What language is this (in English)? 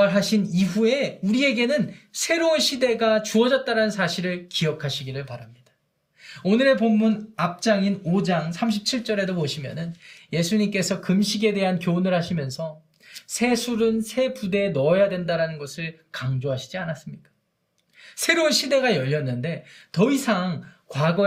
Korean